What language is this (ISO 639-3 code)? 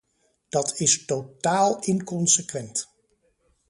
nld